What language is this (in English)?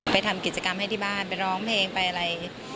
Thai